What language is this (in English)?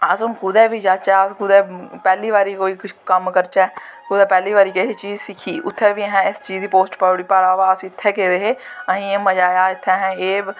Dogri